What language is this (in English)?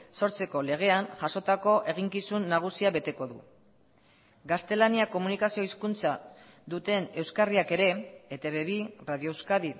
Basque